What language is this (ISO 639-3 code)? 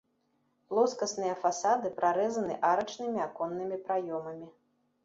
bel